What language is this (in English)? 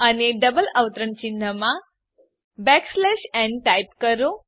Gujarati